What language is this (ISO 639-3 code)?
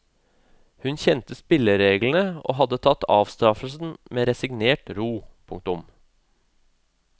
nor